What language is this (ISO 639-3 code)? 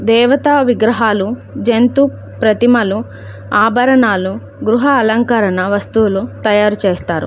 tel